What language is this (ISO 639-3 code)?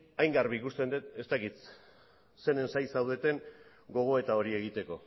eus